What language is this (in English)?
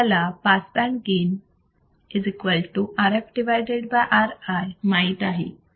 Marathi